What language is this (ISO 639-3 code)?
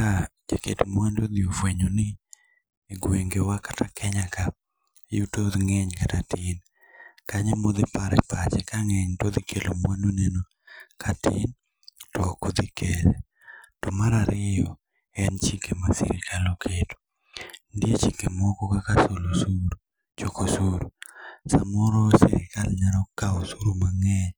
luo